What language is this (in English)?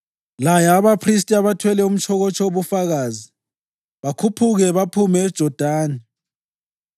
North Ndebele